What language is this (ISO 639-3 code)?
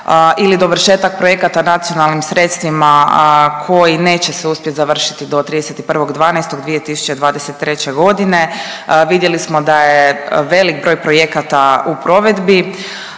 hrv